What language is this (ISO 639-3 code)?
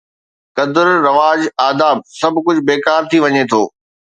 snd